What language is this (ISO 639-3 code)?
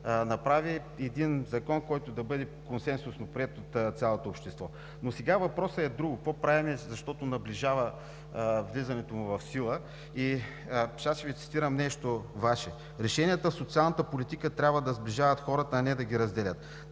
bul